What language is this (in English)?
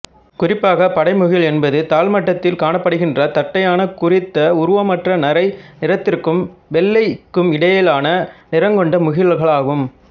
Tamil